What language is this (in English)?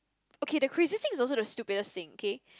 English